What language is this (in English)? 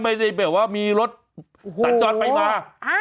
Thai